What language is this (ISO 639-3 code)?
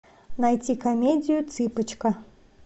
rus